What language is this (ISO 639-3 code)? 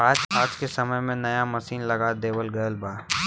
bho